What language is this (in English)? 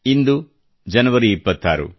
Kannada